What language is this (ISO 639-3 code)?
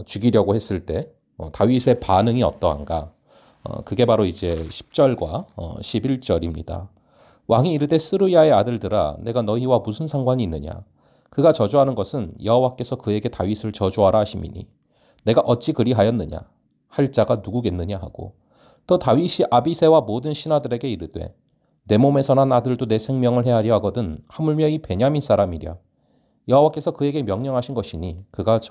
kor